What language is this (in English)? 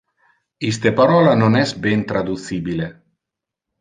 Interlingua